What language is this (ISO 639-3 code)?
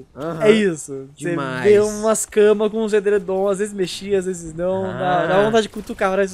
por